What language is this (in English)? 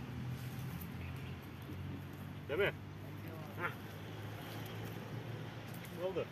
Turkish